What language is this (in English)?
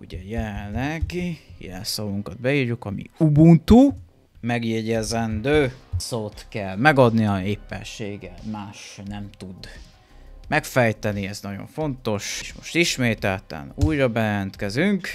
Hungarian